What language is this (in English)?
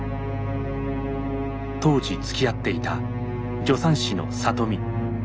Japanese